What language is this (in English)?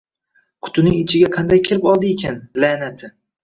Uzbek